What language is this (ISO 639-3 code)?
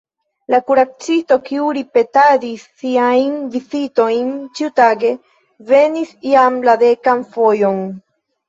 epo